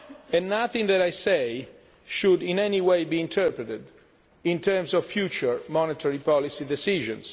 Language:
English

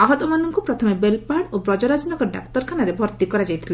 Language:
Odia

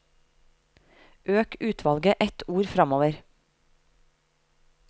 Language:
Norwegian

